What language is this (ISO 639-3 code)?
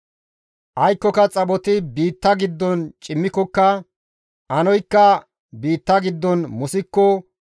gmv